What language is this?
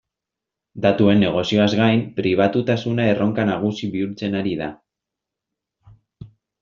Basque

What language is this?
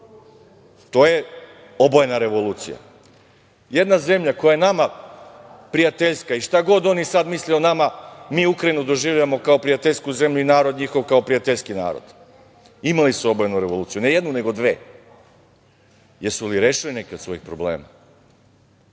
Serbian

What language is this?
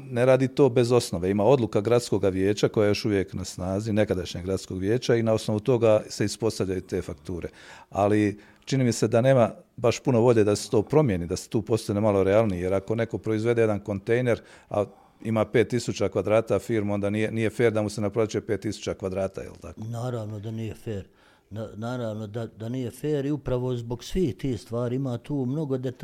Croatian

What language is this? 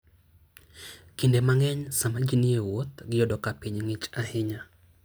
Luo (Kenya and Tanzania)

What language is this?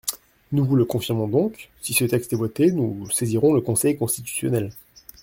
French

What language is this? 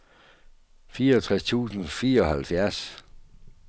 Danish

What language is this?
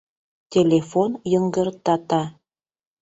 Mari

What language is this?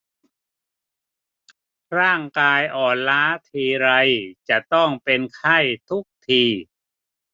Thai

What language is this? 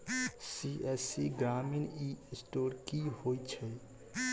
Maithili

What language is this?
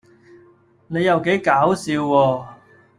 Cantonese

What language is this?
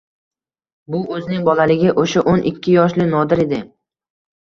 Uzbek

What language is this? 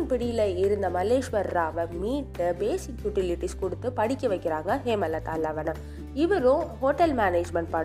Tamil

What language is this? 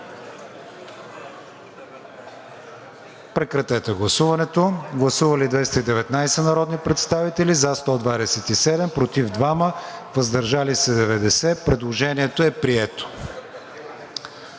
Bulgarian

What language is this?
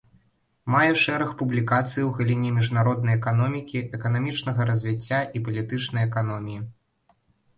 Belarusian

